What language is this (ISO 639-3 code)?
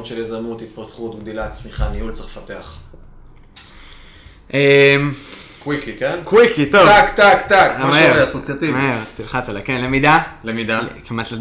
heb